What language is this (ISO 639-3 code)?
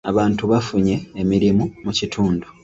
lug